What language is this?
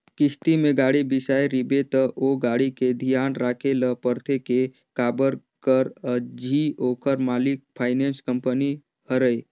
Chhattisgarhi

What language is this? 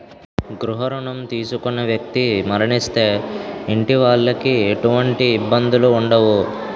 Telugu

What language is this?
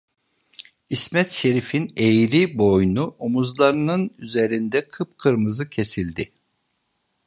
Turkish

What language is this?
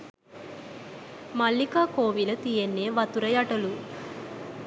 Sinhala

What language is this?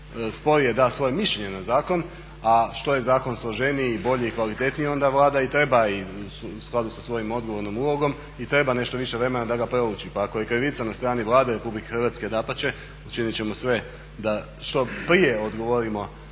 Croatian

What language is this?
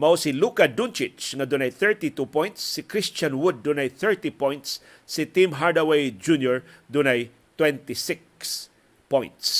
Filipino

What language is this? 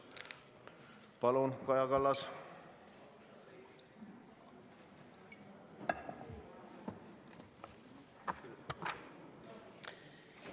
Estonian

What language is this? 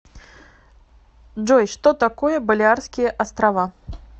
Russian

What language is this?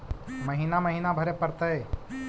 Magahi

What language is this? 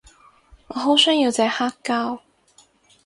Cantonese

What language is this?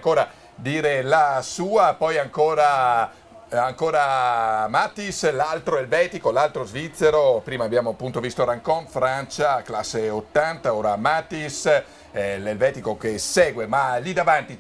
Italian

